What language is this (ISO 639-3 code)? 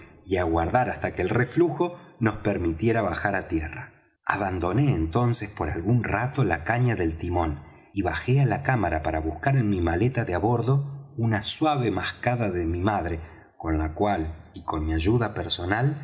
spa